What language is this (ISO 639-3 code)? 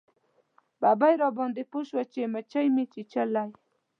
pus